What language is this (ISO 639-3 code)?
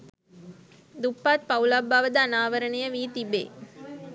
sin